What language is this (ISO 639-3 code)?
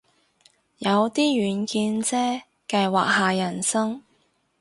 yue